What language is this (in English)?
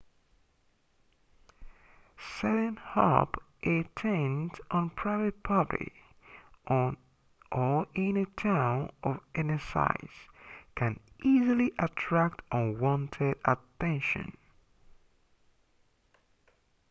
English